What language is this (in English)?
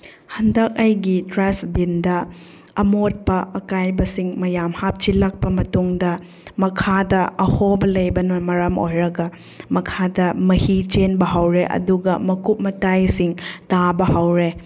Manipuri